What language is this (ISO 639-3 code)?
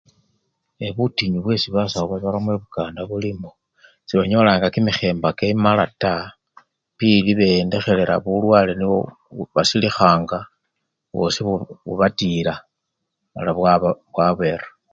luy